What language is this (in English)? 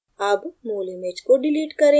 Hindi